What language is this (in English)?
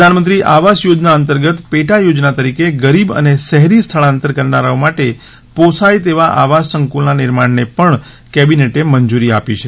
Gujarati